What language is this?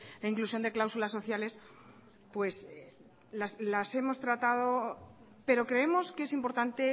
Spanish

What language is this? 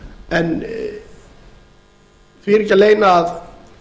Icelandic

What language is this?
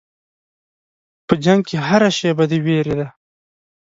Pashto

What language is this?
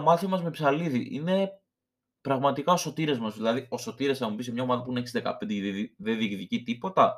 Greek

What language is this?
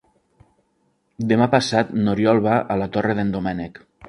Catalan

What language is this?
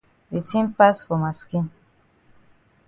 Cameroon Pidgin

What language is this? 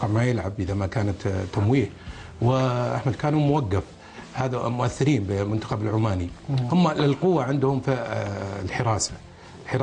Arabic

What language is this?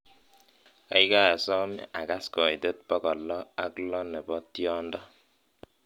Kalenjin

